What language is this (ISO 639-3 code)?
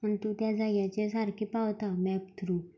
kok